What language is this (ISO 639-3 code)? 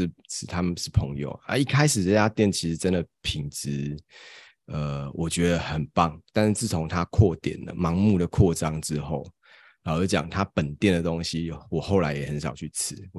zho